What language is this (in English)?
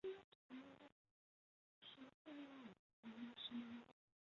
Chinese